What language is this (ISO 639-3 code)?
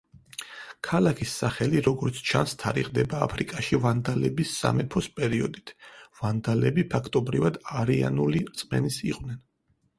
kat